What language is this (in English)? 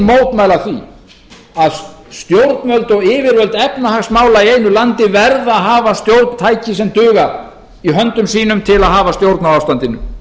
Icelandic